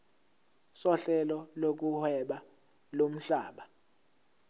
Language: Zulu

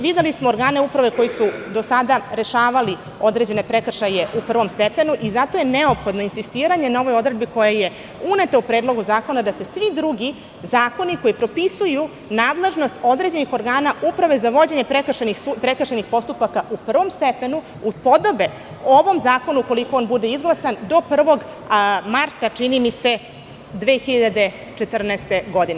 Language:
Serbian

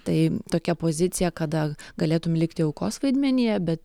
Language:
Lithuanian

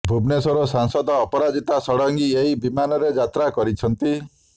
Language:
Odia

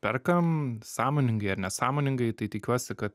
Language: Lithuanian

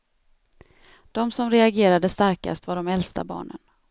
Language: Swedish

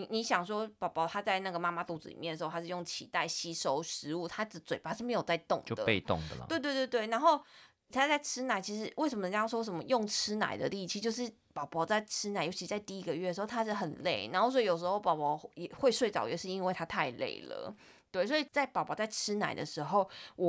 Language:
Chinese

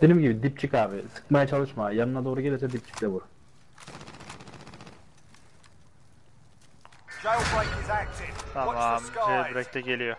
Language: Turkish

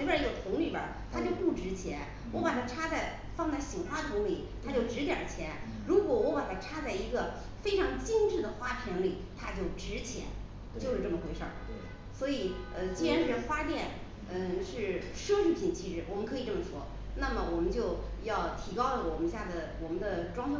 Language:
Chinese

